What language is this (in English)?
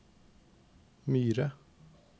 Norwegian